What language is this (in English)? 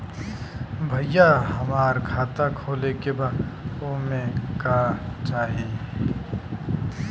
Bhojpuri